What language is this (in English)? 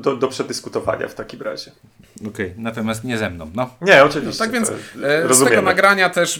Polish